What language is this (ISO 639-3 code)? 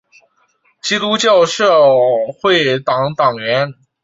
zho